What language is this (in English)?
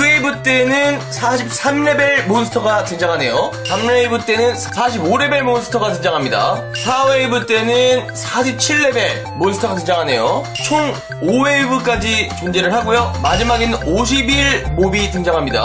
Korean